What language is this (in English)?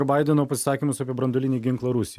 Lithuanian